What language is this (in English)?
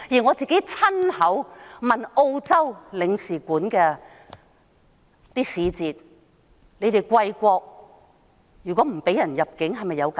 Cantonese